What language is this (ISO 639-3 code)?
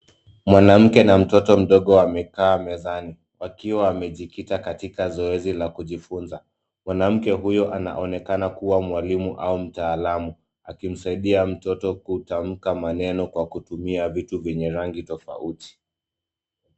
swa